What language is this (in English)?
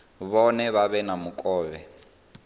Venda